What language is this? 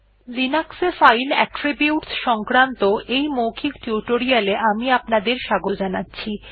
Bangla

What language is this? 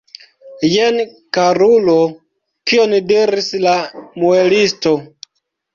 Esperanto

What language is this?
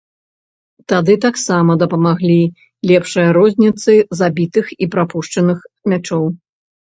Belarusian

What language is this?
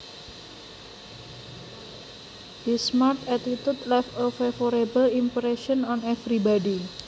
Javanese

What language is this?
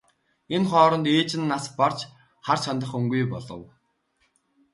Mongolian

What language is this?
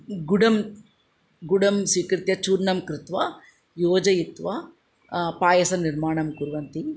Sanskrit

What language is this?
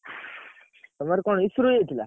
Odia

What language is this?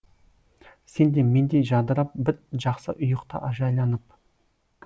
Kazakh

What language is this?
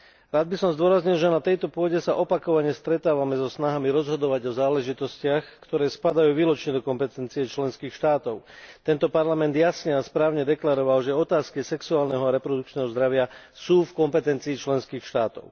Slovak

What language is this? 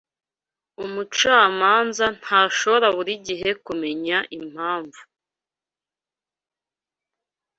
Kinyarwanda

